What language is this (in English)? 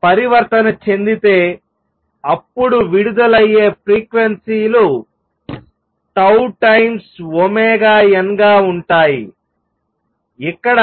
Telugu